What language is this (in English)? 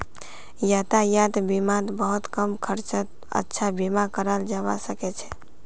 Magahi